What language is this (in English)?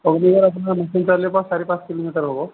Assamese